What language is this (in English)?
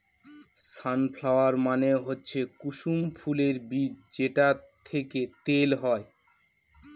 Bangla